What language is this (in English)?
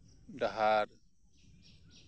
Santali